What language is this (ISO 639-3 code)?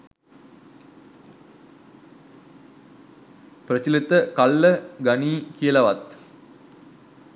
sin